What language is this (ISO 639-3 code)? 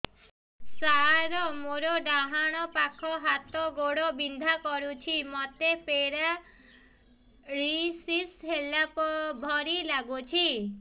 ori